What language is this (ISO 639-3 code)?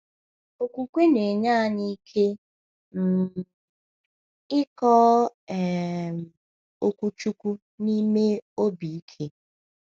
ibo